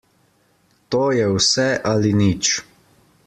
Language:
Slovenian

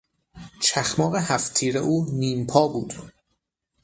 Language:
Persian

